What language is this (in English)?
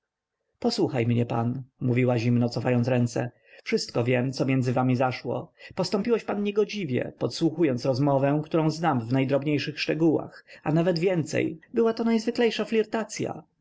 Polish